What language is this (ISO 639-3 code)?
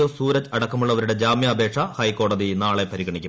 mal